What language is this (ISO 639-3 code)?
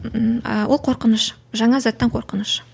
kaz